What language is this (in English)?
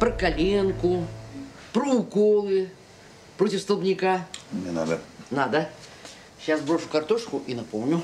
Russian